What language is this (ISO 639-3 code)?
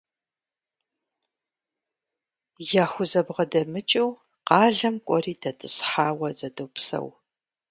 kbd